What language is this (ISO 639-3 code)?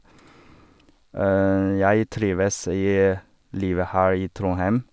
nor